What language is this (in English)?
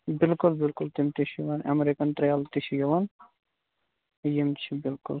Kashmiri